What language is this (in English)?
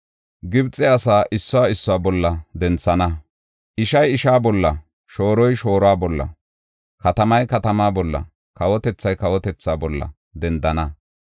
Gofa